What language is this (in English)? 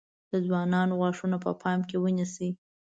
Pashto